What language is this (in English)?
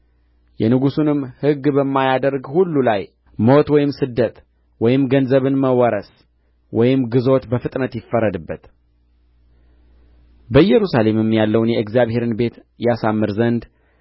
Amharic